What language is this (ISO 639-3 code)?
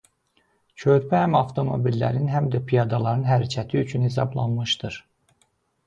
aze